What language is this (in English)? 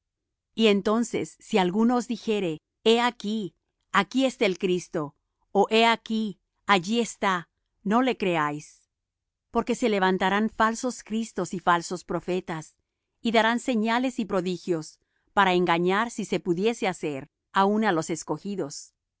Spanish